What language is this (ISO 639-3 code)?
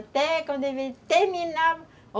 por